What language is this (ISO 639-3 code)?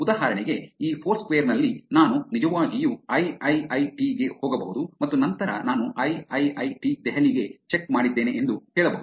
kan